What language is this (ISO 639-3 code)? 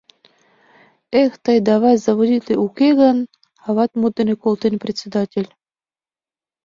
chm